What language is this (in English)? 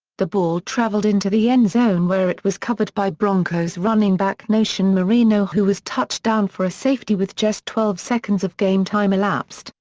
English